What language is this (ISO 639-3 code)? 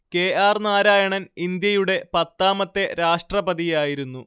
mal